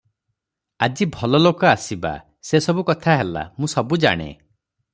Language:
Odia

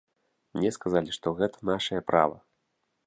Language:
Belarusian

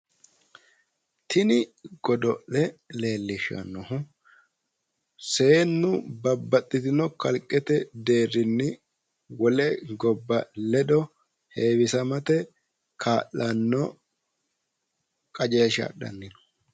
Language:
Sidamo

